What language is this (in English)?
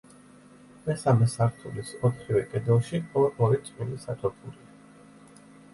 Georgian